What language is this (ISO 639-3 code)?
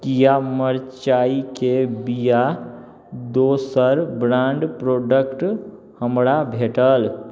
mai